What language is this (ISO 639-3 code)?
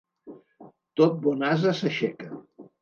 cat